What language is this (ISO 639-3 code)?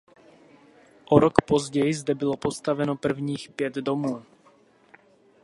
ces